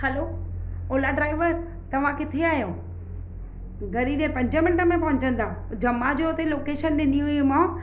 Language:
Sindhi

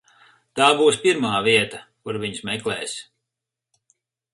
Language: Latvian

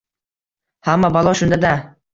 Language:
Uzbek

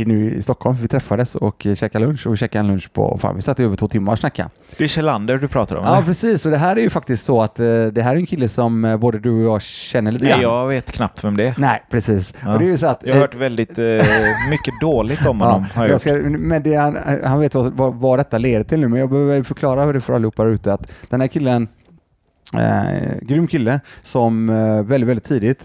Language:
Swedish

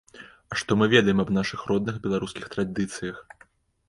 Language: Belarusian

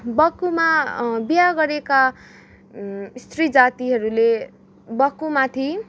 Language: Nepali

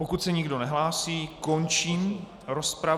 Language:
Czech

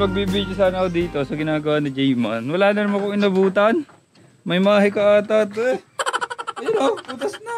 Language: Filipino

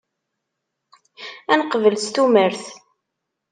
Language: Kabyle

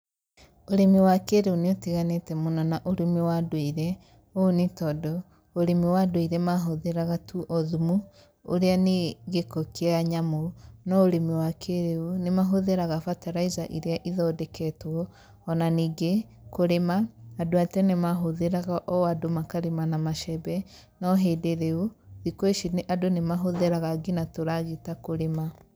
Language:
Kikuyu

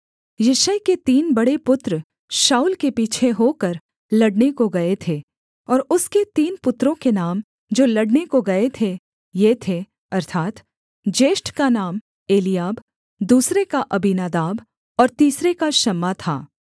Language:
Hindi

